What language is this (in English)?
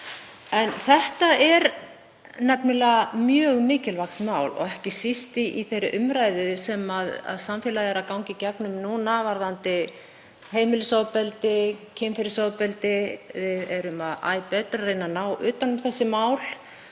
Icelandic